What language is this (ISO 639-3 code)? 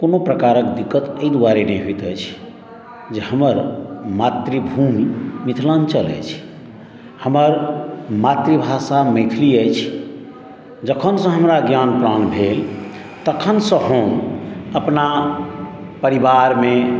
mai